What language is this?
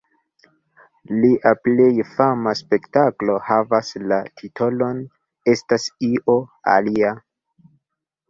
Esperanto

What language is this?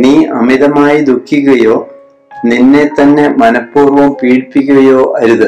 Malayalam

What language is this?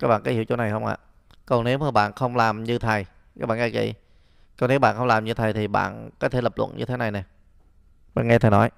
Vietnamese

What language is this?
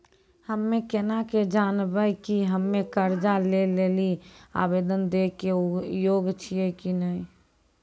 Maithili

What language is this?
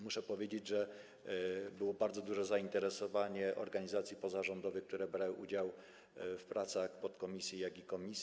Polish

